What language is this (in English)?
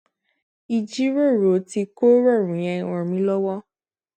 Yoruba